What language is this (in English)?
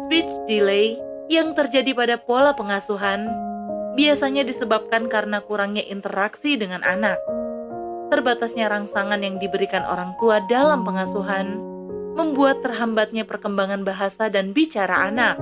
Indonesian